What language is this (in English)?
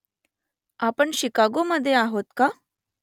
Marathi